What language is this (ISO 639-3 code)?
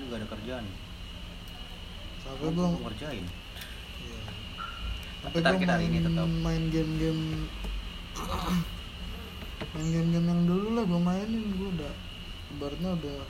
ind